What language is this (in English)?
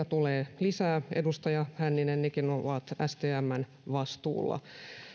Finnish